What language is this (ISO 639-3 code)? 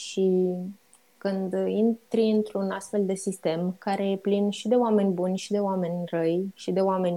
ron